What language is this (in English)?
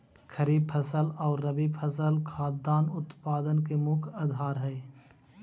Magahi